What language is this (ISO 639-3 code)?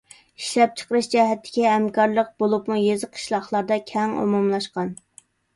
uig